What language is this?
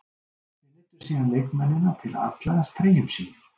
Icelandic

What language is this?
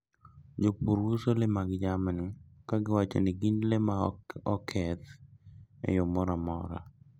Luo (Kenya and Tanzania)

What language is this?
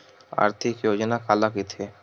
Chhattisgarhi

